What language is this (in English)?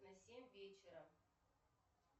Russian